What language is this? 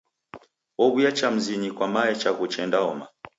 Taita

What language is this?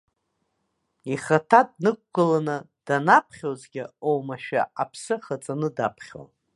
Abkhazian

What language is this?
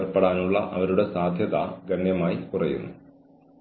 Malayalam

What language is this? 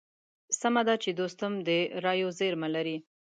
Pashto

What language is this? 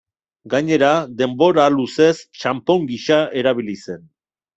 Basque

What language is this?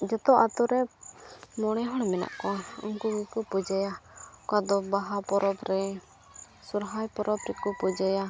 Santali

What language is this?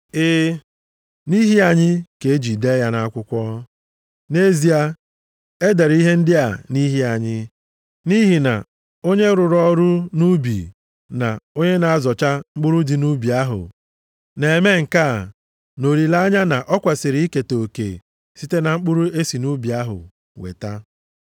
Igbo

